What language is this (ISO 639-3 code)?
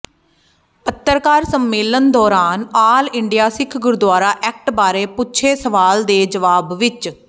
pan